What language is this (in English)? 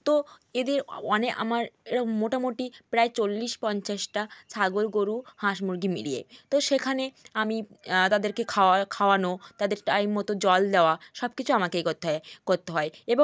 Bangla